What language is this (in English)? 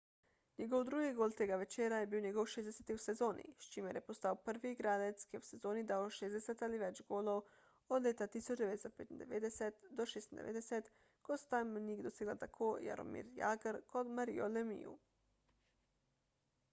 Slovenian